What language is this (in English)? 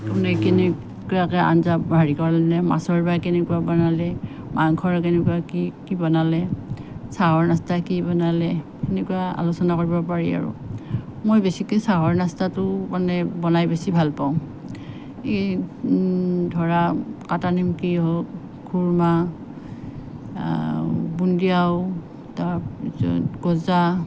Assamese